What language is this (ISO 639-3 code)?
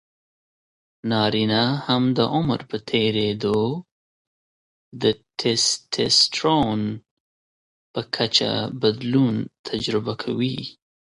pus